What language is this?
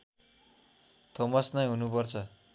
Nepali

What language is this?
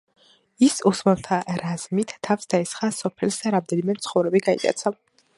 Georgian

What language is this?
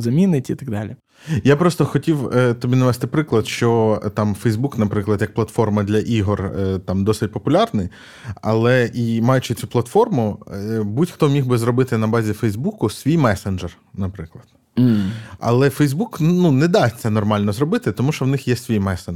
Ukrainian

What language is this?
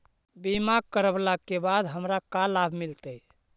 Magahi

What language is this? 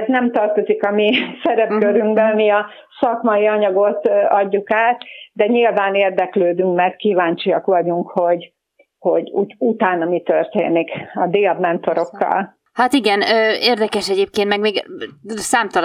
Hungarian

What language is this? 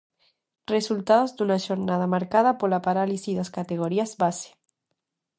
Galician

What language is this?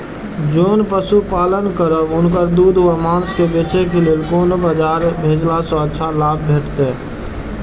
Maithili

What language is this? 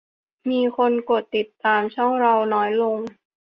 Thai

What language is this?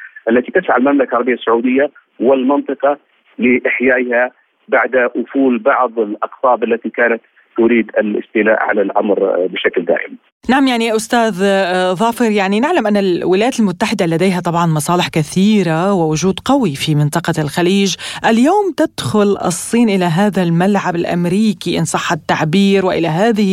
Arabic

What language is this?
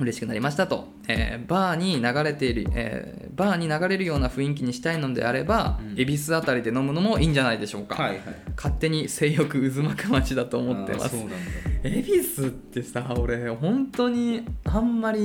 Japanese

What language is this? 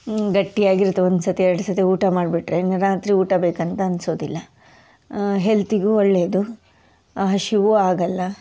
Kannada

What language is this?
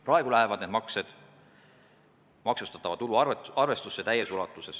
Estonian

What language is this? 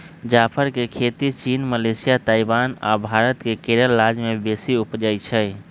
Magahi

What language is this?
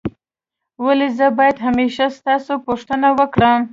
Pashto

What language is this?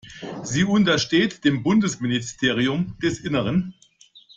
German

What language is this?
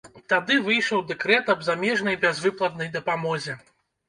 Belarusian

